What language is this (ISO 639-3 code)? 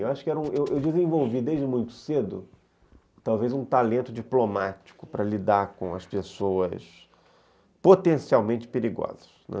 por